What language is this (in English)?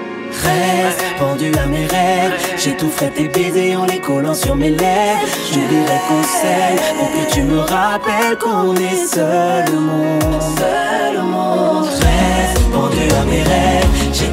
Romanian